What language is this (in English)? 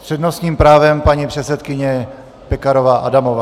Czech